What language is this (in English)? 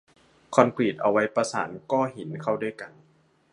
Thai